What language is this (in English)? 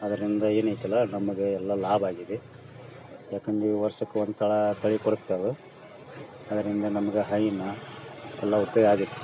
Kannada